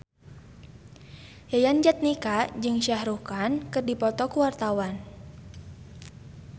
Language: Sundanese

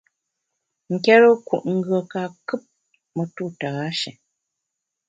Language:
Bamun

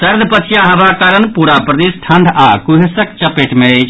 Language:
Maithili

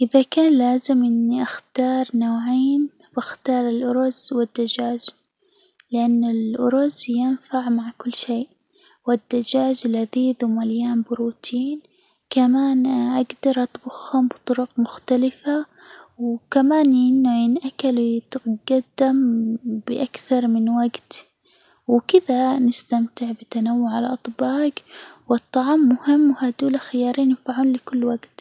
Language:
Hijazi Arabic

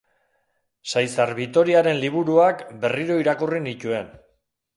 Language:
Basque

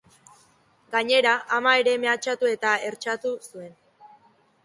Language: Basque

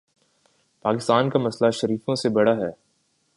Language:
Urdu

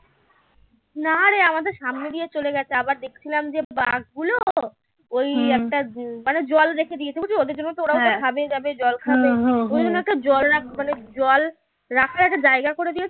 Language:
Bangla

